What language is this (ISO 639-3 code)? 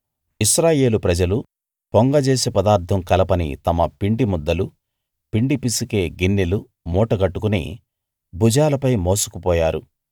tel